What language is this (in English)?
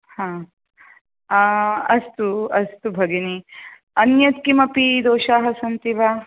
Sanskrit